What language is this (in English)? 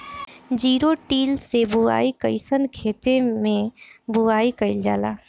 Bhojpuri